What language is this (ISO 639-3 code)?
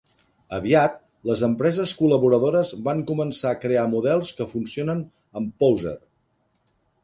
cat